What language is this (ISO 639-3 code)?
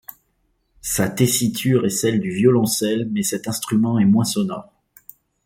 fra